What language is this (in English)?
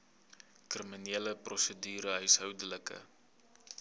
Afrikaans